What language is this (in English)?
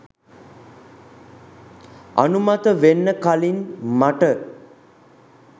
Sinhala